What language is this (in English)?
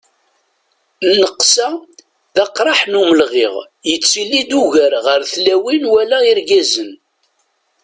Kabyle